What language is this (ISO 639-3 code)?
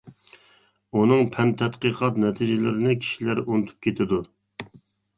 uig